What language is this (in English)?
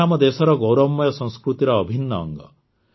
Odia